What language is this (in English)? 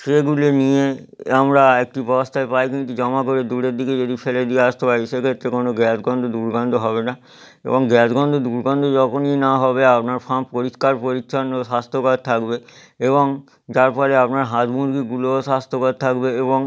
Bangla